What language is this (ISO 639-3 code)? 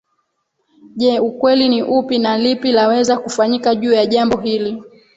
swa